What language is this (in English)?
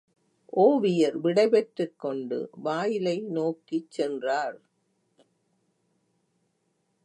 Tamil